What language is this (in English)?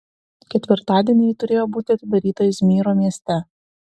Lithuanian